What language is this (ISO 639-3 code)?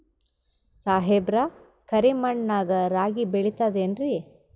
kan